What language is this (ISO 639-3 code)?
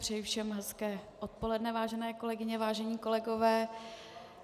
ces